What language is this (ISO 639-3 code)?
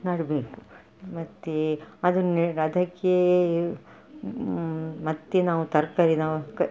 kan